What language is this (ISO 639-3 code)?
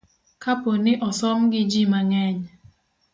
luo